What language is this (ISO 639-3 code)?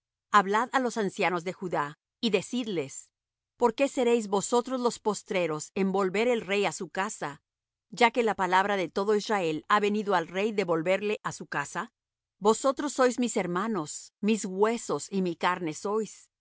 spa